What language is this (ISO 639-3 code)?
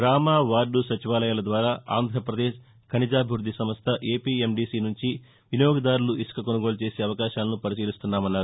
tel